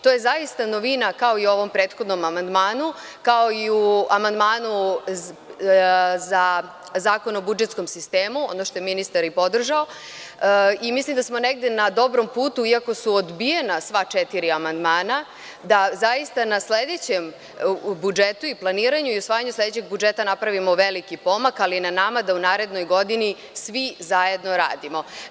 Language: Serbian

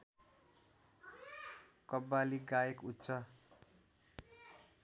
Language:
Nepali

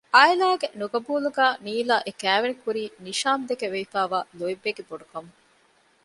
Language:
Divehi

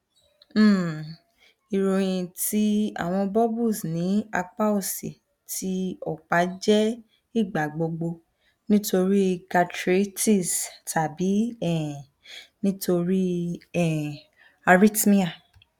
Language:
Yoruba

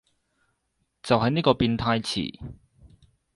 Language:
Cantonese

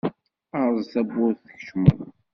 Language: Kabyle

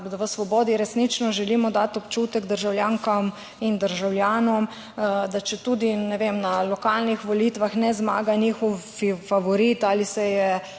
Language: Slovenian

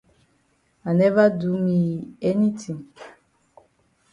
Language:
Cameroon Pidgin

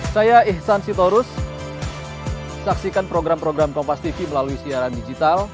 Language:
Indonesian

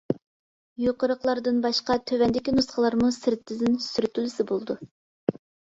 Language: Uyghur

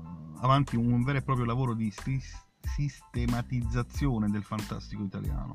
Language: Italian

